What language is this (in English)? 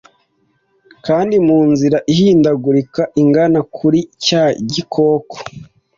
Kinyarwanda